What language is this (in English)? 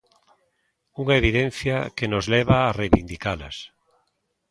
Galician